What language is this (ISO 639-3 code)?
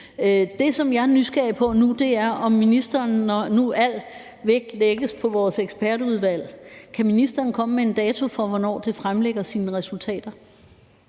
dan